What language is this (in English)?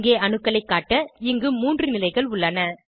Tamil